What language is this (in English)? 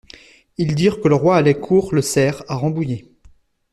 French